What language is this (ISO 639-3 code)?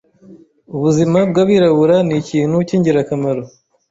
kin